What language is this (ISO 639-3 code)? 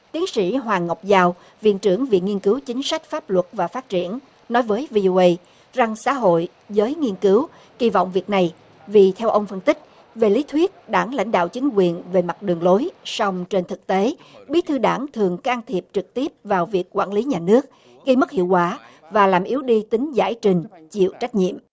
vie